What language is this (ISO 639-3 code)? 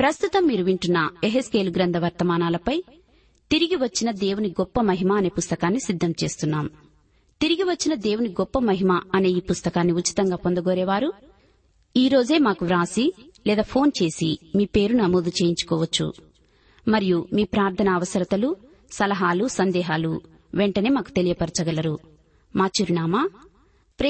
tel